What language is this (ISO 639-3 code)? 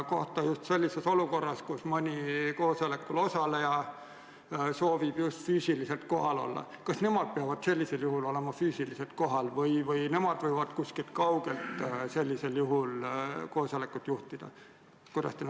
est